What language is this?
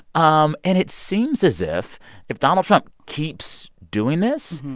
English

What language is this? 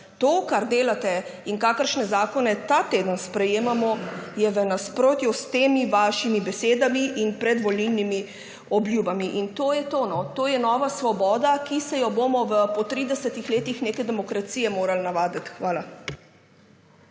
Slovenian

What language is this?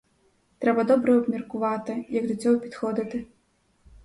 Ukrainian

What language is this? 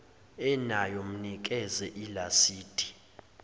Zulu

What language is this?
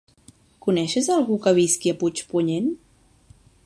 Catalan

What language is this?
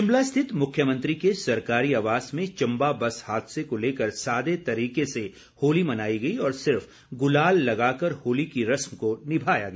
Hindi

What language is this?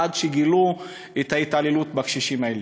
Hebrew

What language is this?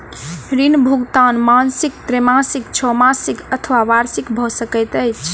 Maithili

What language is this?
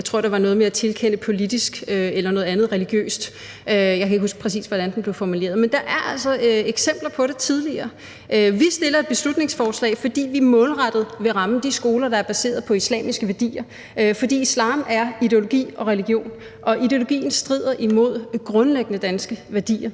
Danish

